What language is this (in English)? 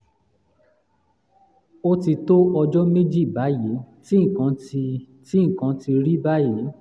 Yoruba